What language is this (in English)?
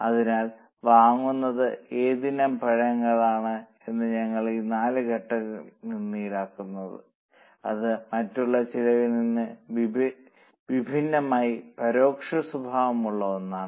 Malayalam